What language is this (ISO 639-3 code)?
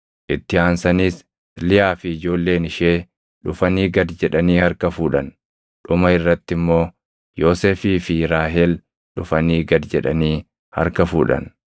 orm